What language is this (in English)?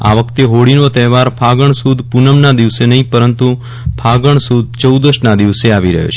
Gujarati